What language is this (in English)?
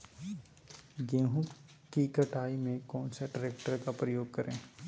Magahi